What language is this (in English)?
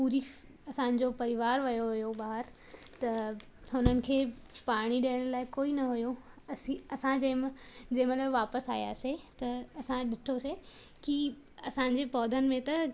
Sindhi